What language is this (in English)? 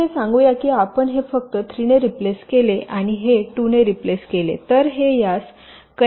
Marathi